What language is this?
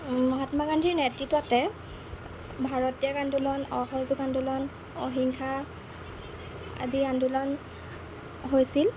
Assamese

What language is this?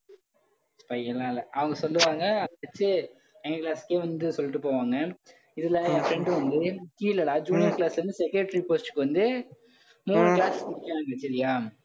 Tamil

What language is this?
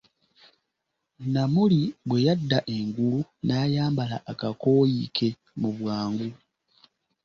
Ganda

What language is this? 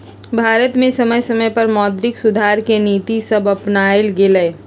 Magahi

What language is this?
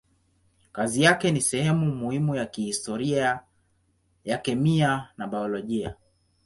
Swahili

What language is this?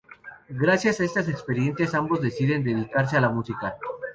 Spanish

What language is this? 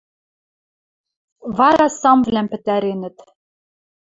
Western Mari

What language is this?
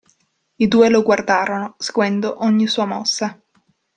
Italian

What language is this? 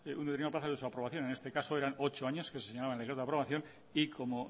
Spanish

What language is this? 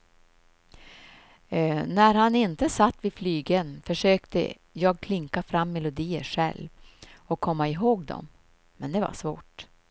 Swedish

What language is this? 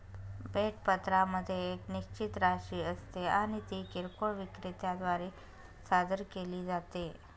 Marathi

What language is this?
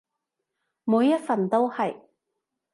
Cantonese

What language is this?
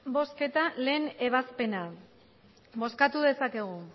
Basque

